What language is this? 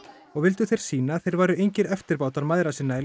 Icelandic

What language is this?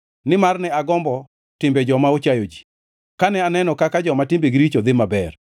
Luo (Kenya and Tanzania)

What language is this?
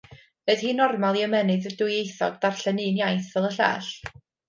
Welsh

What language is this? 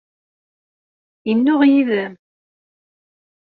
Kabyle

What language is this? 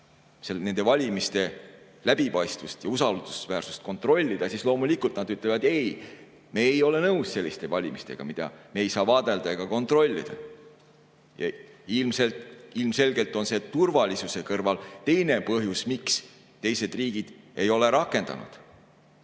Estonian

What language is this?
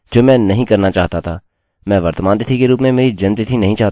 Hindi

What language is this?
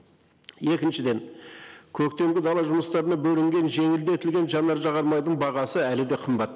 Kazakh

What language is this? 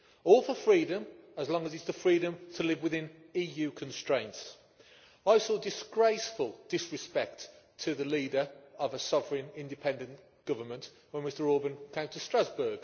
English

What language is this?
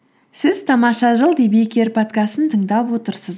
Kazakh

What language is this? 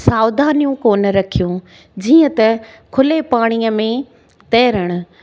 Sindhi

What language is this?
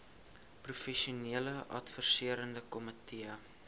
Afrikaans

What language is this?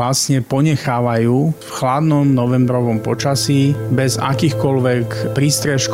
Slovak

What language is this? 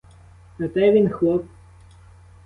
Ukrainian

